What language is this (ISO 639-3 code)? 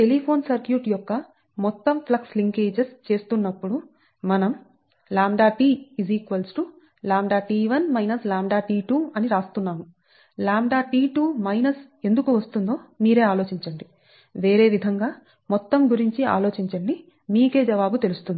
tel